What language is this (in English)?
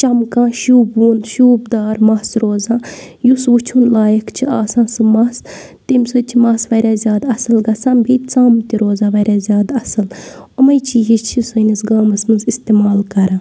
Kashmiri